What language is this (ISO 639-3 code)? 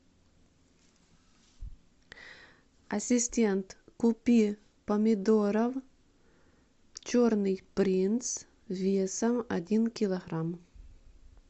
rus